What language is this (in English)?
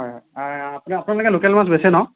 Assamese